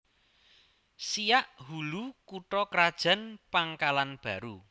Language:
Javanese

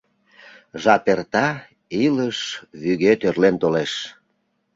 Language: Mari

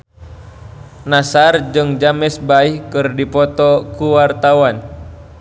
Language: Sundanese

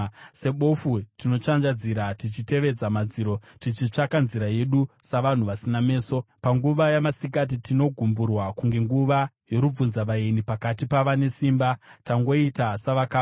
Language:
Shona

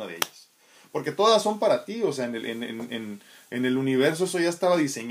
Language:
Spanish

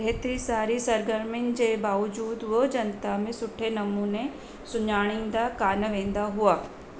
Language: Sindhi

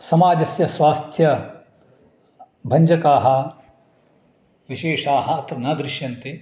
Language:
Sanskrit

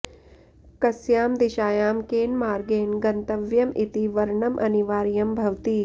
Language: Sanskrit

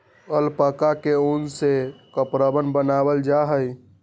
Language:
Magahi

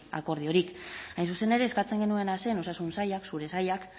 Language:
Basque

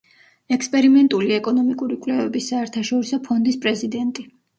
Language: Georgian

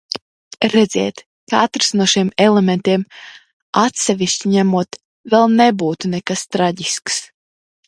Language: Latvian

